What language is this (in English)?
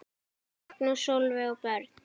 Icelandic